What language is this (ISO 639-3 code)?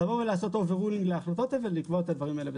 heb